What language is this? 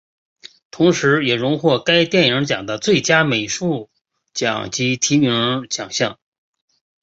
Chinese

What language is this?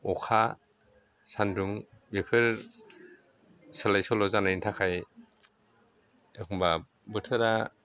Bodo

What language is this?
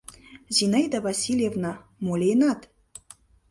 Mari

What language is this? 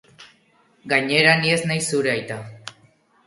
Basque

